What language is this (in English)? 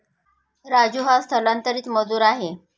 Marathi